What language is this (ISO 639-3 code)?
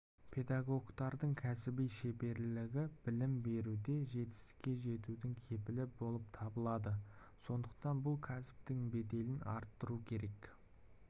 kaz